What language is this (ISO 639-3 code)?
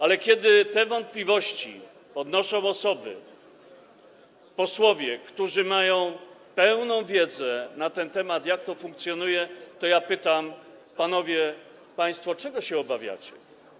pol